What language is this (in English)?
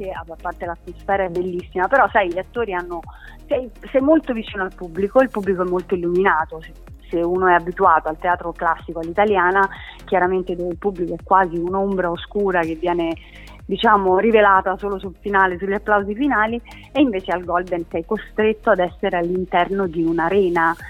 Italian